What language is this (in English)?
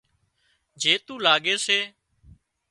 Wadiyara Koli